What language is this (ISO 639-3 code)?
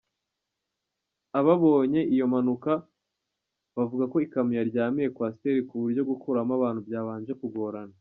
kin